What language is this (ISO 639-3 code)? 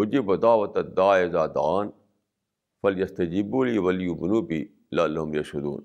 urd